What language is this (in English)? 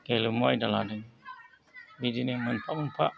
Bodo